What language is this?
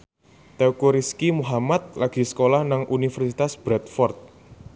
Javanese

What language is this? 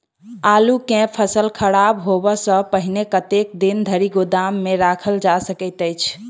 Maithili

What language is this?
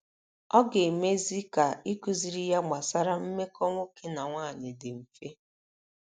Igbo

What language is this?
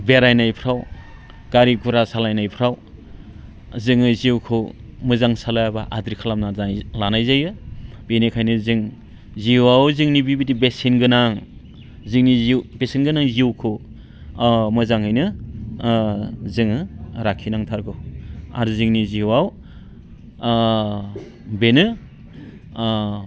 Bodo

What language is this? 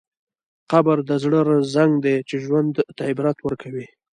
Pashto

